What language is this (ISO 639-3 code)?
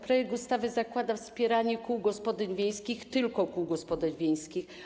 pol